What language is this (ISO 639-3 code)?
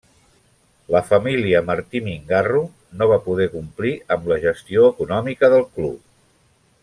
cat